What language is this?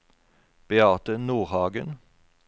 Norwegian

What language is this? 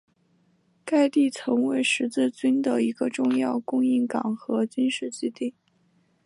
Chinese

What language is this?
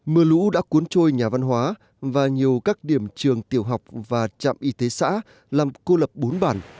Vietnamese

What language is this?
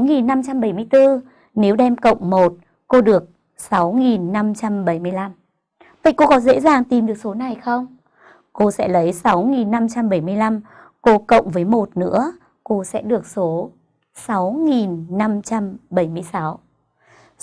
Vietnamese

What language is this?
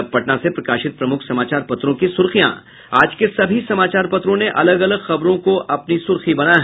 Hindi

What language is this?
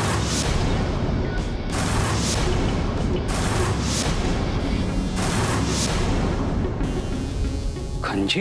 Hindi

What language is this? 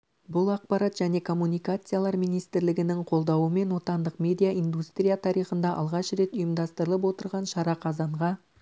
Kazakh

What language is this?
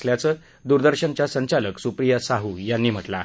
Marathi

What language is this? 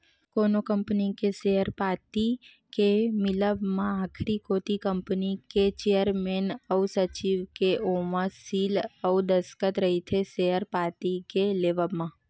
Chhattisgarhi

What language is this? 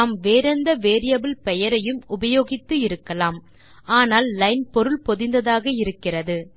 Tamil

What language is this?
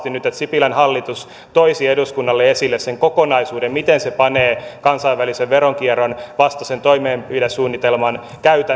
Finnish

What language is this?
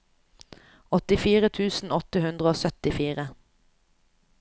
Norwegian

